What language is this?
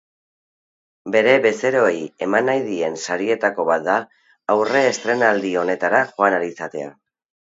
Basque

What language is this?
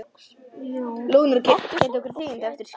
Icelandic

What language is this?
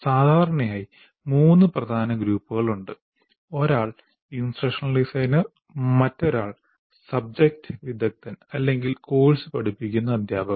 Malayalam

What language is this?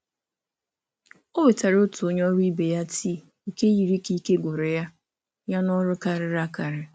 Igbo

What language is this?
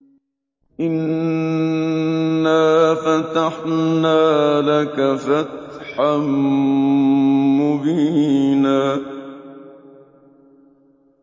Arabic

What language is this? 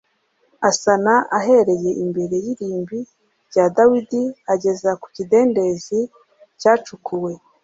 Kinyarwanda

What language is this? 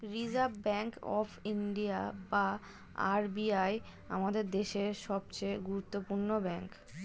Bangla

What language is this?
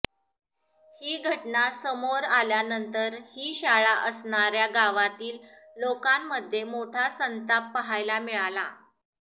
Marathi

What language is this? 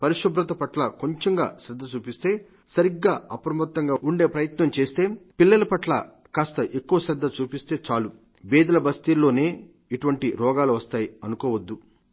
Telugu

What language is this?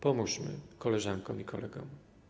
Polish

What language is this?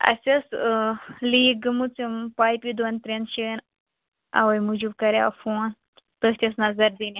Kashmiri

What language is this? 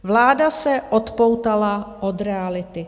Czech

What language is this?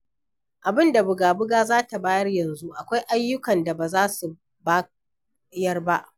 Hausa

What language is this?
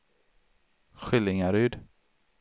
Swedish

